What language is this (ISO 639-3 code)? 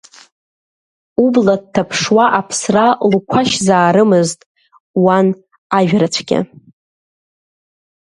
abk